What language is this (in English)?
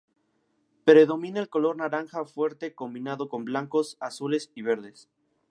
Spanish